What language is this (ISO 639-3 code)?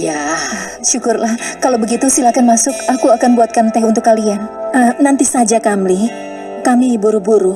ind